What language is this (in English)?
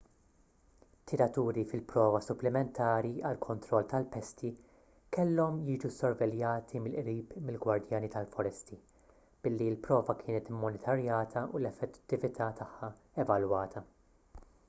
Maltese